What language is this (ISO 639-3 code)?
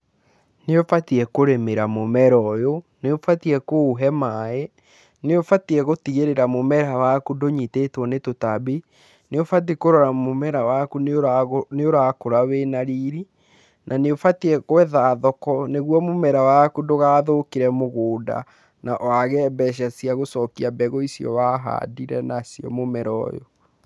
kik